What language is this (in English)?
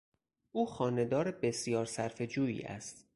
Persian